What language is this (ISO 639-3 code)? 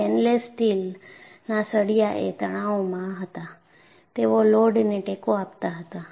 guj